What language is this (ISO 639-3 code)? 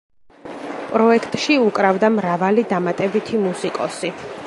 kat